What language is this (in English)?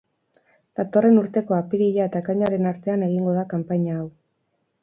Basque